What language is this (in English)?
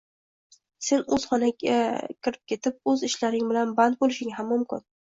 Uzbek